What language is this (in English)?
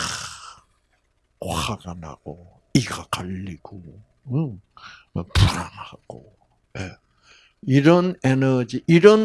Korean